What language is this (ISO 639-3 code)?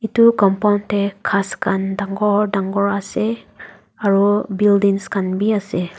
nag